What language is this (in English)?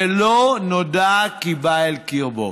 Hebrew